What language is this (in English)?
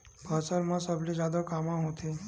Chhattisgarhi